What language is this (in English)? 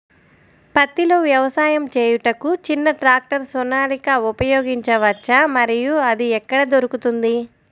Telugu